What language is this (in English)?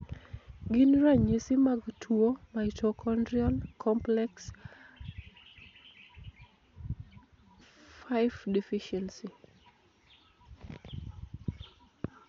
Luo (Kenya and Tanzania)